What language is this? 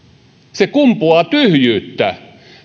Finnish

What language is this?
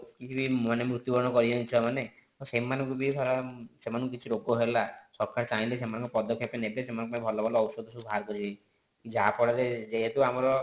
Odia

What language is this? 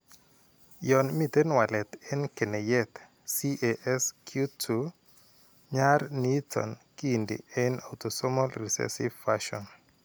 Kalenjin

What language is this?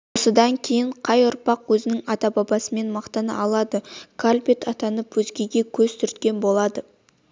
Kazakh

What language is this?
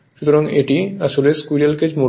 Bangla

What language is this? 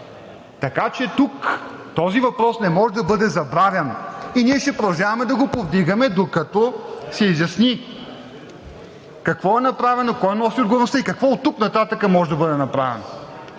Bulgarian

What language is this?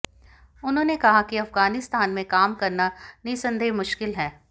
Hindi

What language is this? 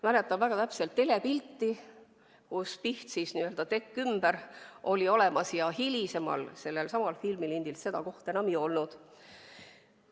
Estonian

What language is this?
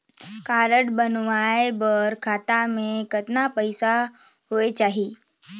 Chhattisgarhi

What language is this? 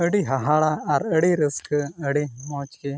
Santali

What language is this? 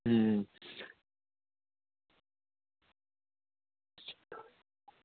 Dogri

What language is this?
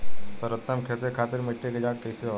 Bhojpuri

